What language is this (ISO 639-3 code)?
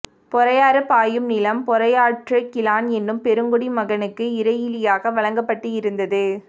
tam